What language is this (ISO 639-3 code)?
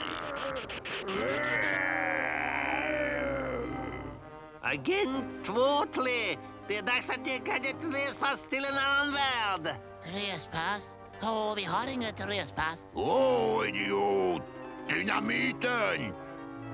swe